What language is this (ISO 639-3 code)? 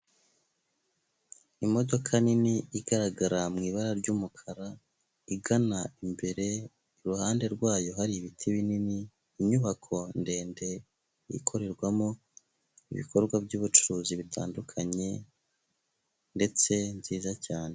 kin